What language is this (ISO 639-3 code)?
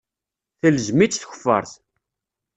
kab